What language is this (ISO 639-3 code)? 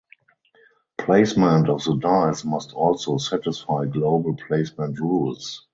eng